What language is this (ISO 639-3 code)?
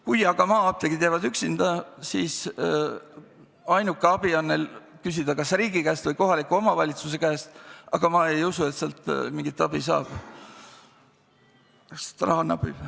est